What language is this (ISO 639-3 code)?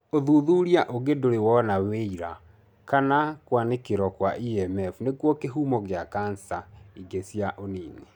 kik